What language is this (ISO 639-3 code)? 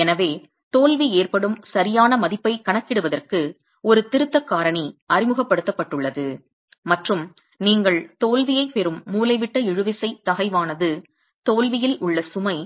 tam